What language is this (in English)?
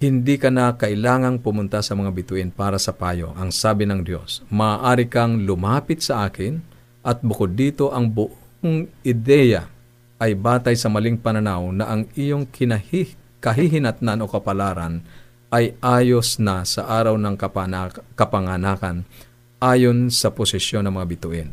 Filipino